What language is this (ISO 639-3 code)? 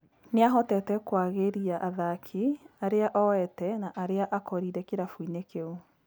kik